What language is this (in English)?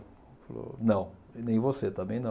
Portuguese